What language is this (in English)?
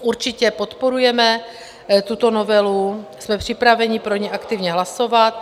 Czech